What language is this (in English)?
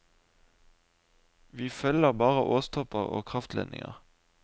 Norwegian